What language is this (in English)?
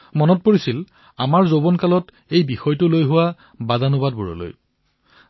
Assamese